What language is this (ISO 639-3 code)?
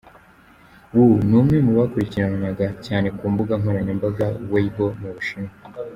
kin